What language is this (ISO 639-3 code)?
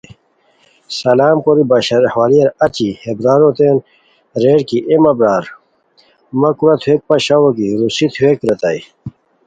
khw